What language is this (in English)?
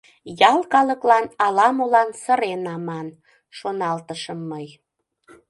Mari